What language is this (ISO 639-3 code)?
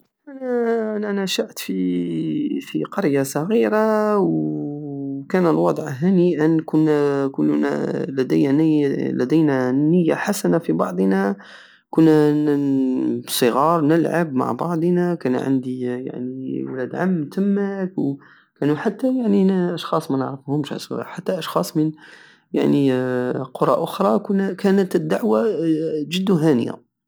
aao